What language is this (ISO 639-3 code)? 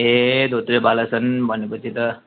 nep